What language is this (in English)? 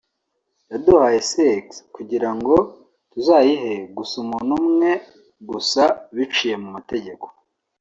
Kinyarwanda